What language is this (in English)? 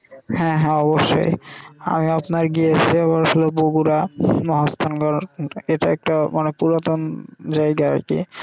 Bangla